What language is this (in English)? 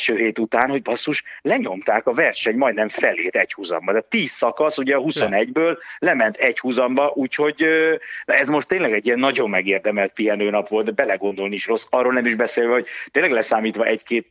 Hungarian